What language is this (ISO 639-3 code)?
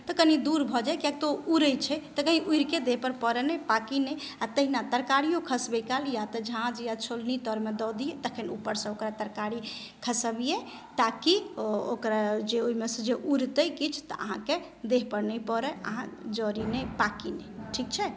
mai